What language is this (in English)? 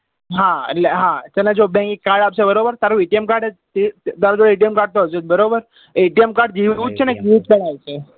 Gujarati